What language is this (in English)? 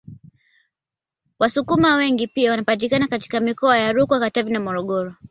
Swahili